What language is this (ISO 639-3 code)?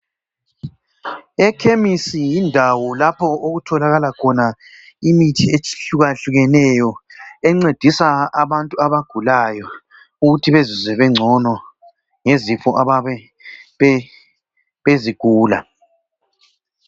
nde